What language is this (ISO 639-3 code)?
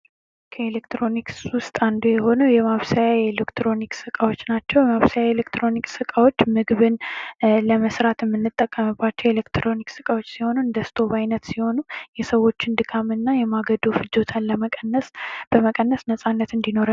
amh